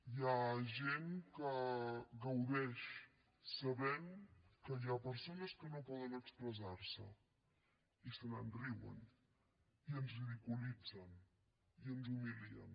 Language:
Catalan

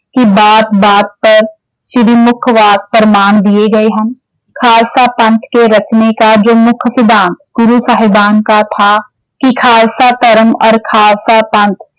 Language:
Punjabi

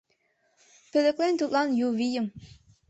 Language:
Mari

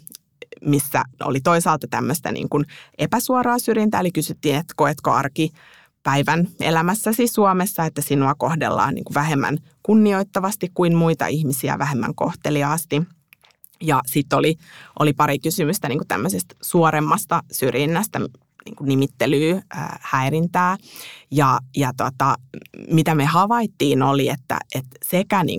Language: Finnish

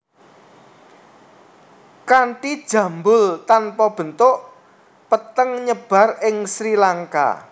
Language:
Javanese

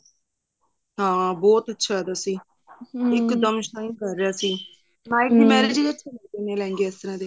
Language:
Punjabi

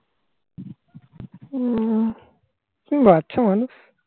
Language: Bangla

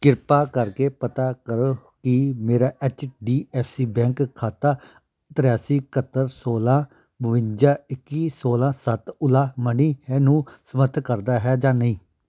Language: Punjabi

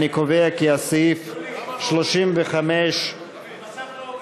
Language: Hebrew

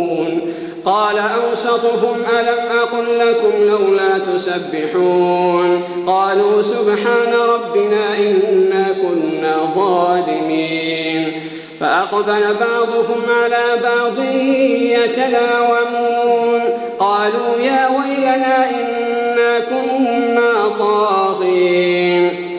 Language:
Arabic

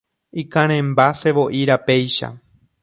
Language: Guarani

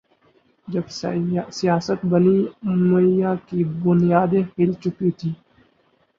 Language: Urdu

